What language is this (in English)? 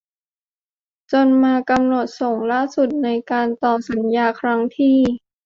Thai